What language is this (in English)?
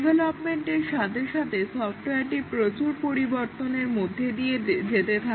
Bangla